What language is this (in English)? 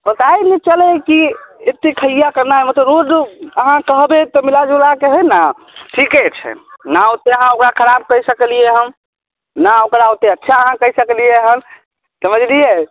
Maithili